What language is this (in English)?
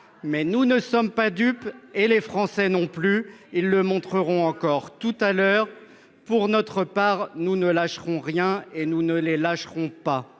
French